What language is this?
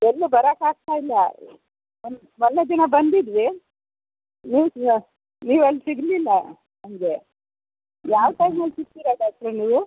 Kannada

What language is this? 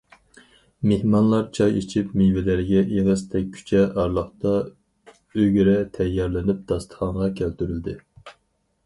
Uyghur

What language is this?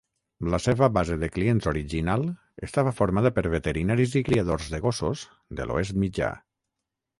Catalan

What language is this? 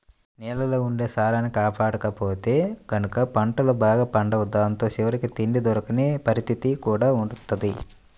Telugu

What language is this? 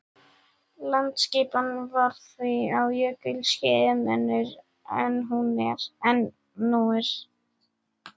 Icelandic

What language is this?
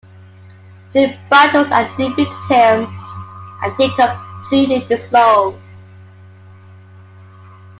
English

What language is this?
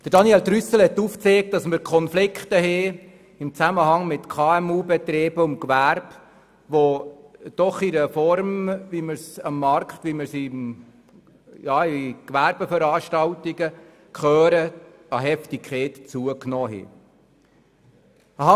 Swiss German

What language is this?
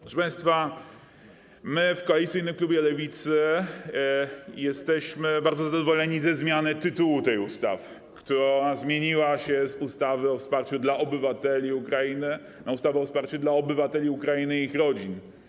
Polish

